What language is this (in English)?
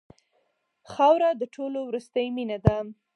Pashto